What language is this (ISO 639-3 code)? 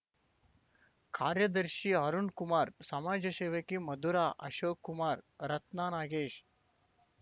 kan